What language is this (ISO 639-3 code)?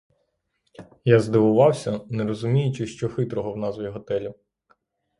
ukr